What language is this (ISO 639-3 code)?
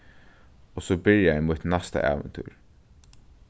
fao